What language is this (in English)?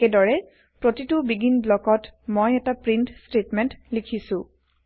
Assamese